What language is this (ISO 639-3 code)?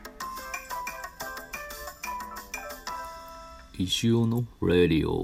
jpn